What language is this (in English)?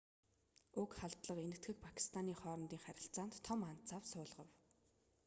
Mongolian